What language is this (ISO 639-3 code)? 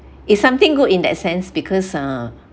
eng